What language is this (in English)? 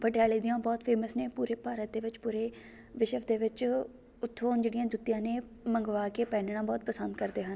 Punjabi